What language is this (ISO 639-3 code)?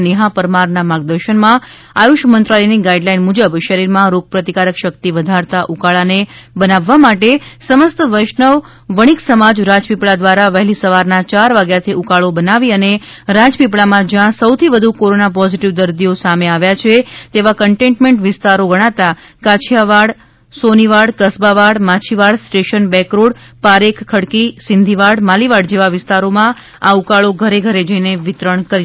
guj